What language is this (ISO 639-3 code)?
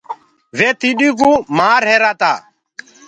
ggg